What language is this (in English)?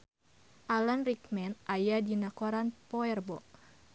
Sundanese